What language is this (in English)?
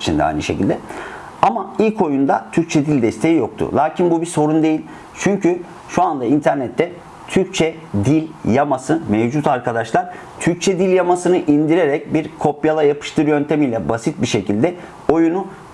Turkish